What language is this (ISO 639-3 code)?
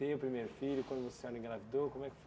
por